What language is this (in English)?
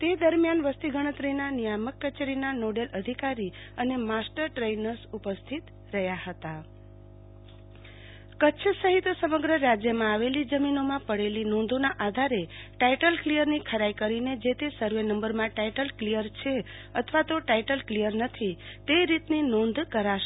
Gujarati